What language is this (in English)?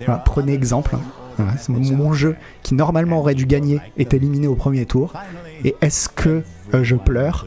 French